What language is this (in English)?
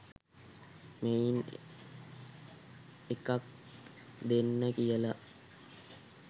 Sinhala